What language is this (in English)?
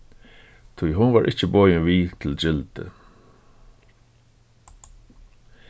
Faroese